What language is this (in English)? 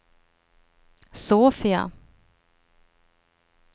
Swedish